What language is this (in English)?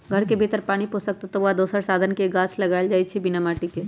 Magahi